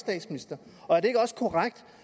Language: Danish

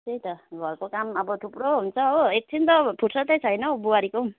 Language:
Nepali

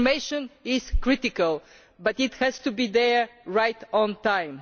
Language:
English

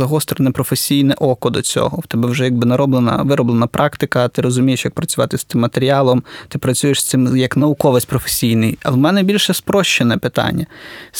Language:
Ukrainian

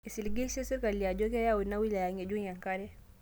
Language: Masai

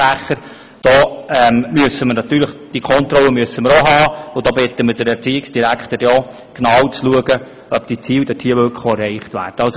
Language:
Swiss German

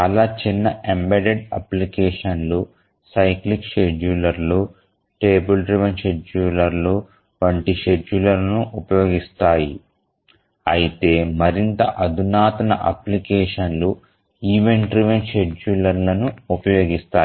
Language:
Telugu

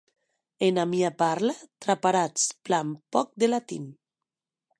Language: Occitan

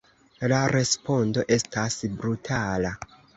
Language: Esperanto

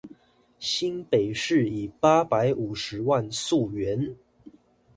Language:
Chinese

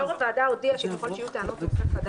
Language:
Hebrew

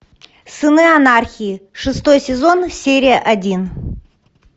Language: Russian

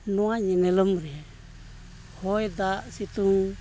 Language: Santali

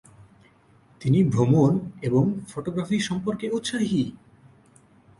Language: Bangla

